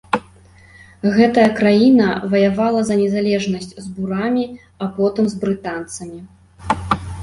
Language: Belarusian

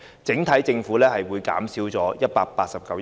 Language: Cantonese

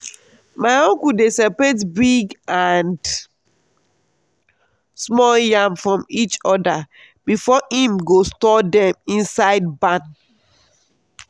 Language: Nigerian Pidgin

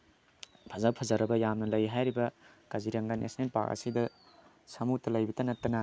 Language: Manipuri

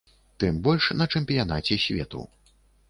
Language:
Belarusian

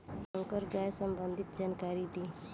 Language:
Bhojpuri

